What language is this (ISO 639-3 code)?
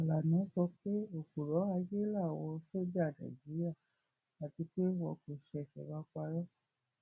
yor